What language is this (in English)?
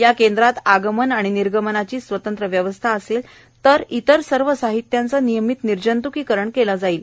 Marathi